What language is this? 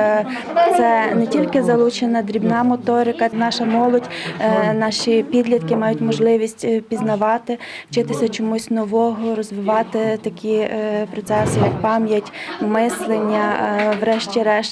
Ukrainian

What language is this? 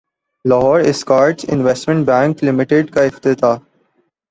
Urdu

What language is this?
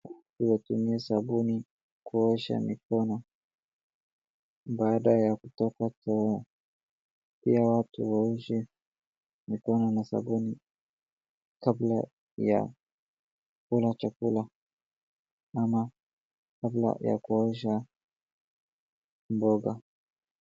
Swahili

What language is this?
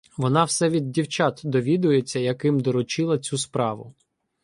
Ukrainian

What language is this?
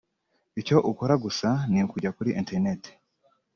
Kinyarwanda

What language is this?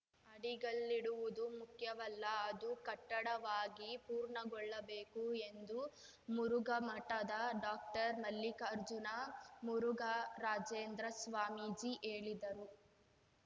Kannada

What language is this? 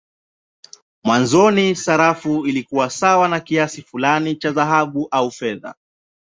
Swahili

